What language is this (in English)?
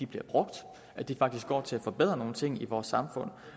Danish